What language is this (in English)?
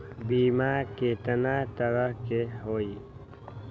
Magahi